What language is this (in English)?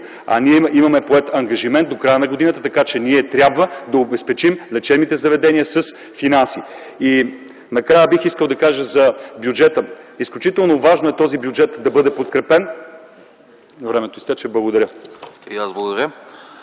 Bulgarian